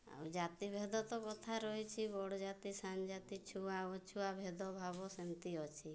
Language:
Odia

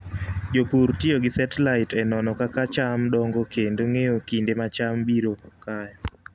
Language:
Luo (Kenya and Tanzania)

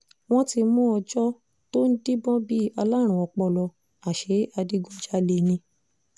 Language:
Yoruba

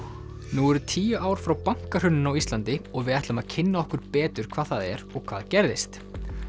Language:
Icelandic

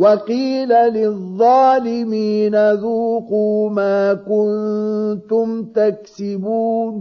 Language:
Arabic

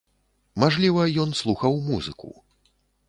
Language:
Belarusian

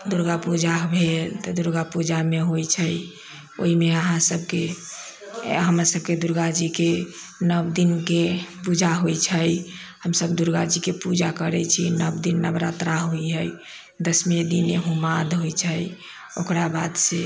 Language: Maithili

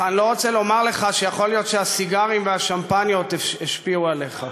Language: Hebrew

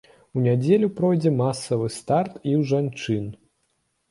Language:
Belarusian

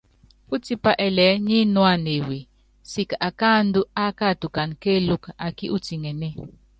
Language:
Yangben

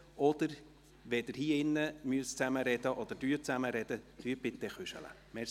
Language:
Swiss German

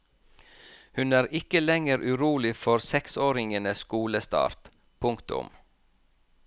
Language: Norwegian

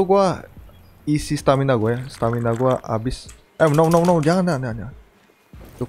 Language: Indonesian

